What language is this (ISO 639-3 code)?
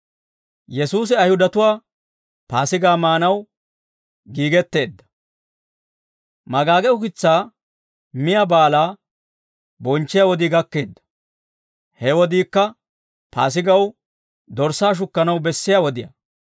dwr